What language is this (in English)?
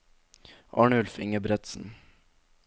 Norwegian